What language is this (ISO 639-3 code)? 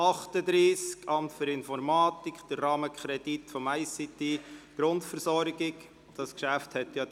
gsw